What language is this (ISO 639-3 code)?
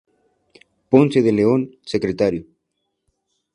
spa